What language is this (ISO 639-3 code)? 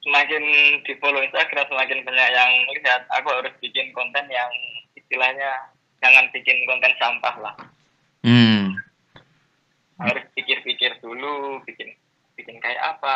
ind